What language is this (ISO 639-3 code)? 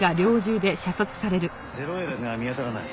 jpn